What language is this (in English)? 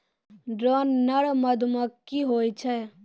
Maithili